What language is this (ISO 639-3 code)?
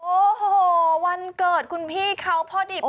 tha